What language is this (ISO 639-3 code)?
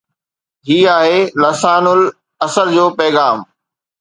snd